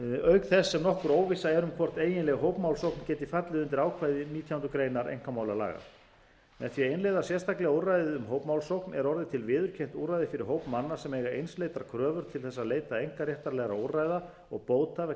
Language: Icelandic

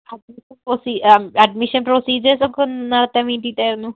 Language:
Malayalam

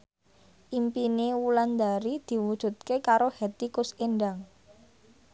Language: Javanese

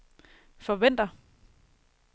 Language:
Danish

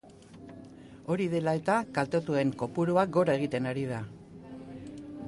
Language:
Basque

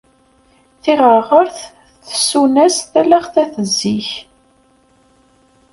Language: Kabyle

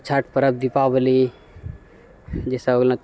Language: Maithili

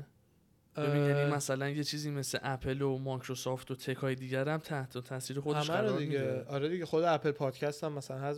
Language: Persian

